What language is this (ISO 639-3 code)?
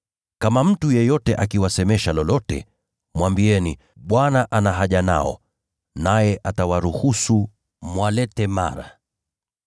swa